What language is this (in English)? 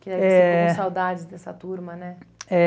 Portuguese